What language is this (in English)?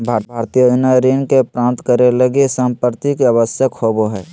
Magahi